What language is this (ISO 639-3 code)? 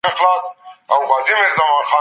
pus